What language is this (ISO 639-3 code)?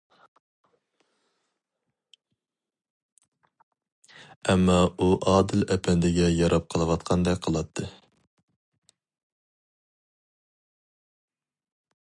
uig